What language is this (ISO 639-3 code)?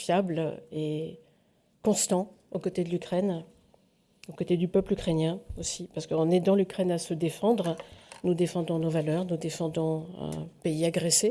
fra